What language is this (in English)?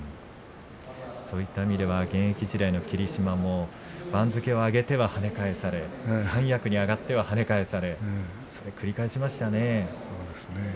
Japanese